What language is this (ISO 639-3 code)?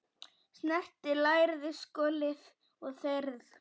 isl